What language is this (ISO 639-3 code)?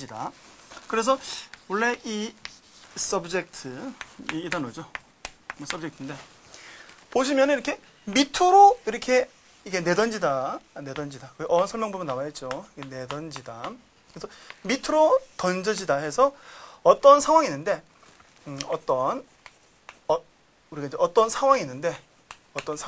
kor